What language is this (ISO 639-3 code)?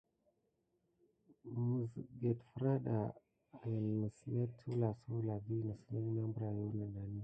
gid